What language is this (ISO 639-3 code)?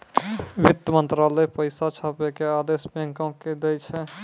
mai